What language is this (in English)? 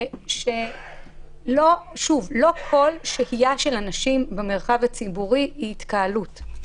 Hebrew